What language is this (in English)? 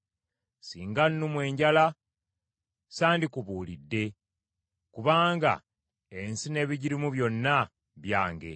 Ganda